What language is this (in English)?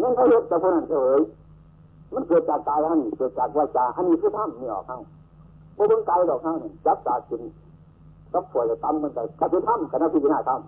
Thai